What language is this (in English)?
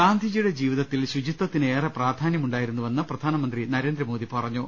Malayalam